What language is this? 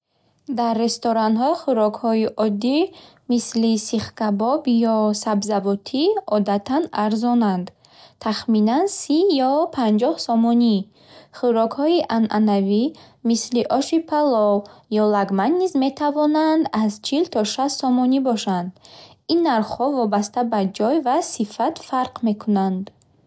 Bukharic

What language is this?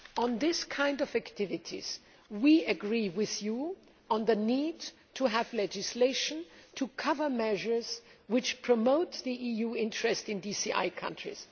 English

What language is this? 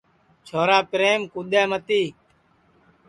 Sansi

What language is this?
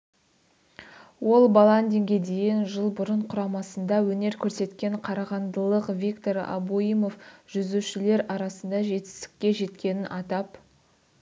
Kazakh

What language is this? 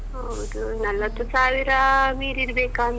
Kannada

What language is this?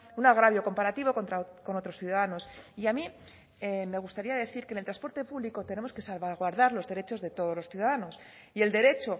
Spanish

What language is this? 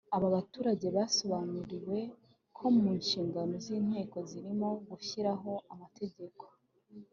Kinyarwanda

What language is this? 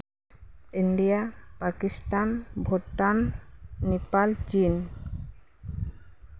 Santali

